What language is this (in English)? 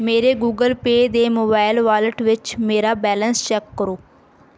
Punjabi